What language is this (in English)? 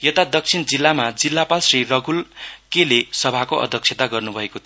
Nepali